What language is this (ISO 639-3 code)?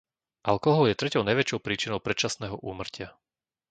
slk